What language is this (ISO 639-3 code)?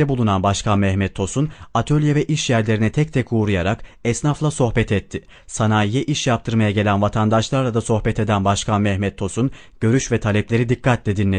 tur